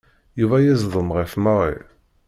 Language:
Kabyle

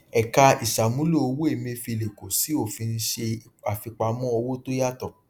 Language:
Yoruba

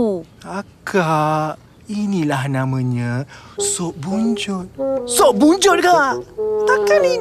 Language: Malay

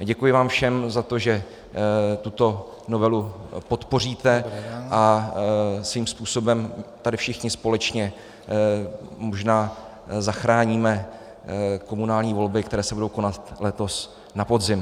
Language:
Czech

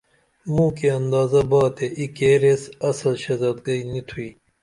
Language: Dameli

